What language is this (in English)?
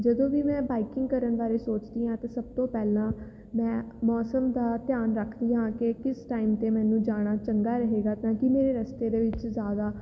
Punjabi